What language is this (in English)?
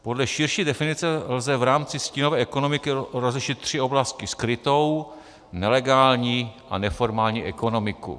Czech